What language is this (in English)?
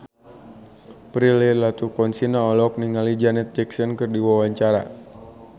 Sundanese